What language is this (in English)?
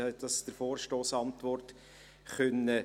Swiss German